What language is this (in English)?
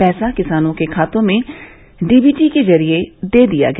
Hindi